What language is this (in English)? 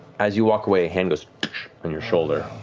English